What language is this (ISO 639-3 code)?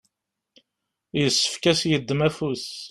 kab